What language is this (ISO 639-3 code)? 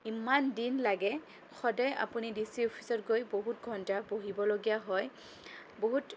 asm